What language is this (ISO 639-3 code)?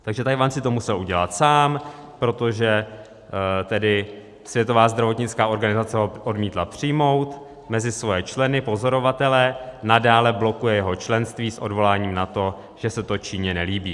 ces